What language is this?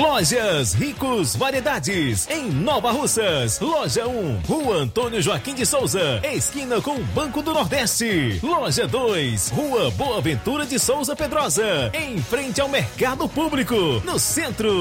Portuguese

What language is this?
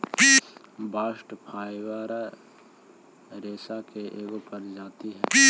Magahi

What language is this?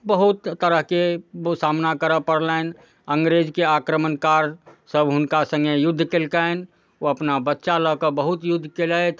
Maithili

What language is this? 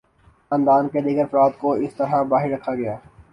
Urdu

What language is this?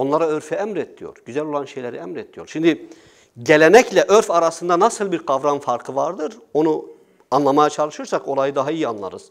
Turkish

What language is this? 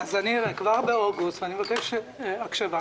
Hebrew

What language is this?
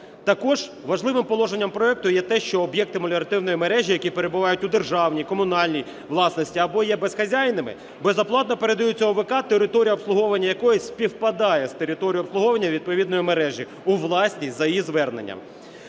Ukrainian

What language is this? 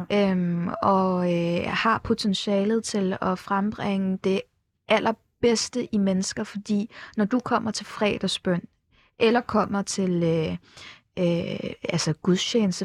Danish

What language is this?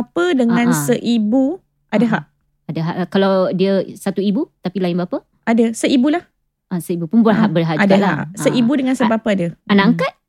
Malay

